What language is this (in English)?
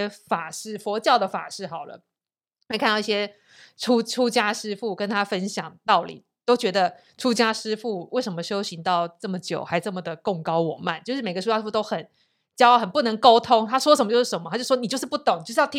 Chinese